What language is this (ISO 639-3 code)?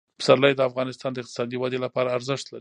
pus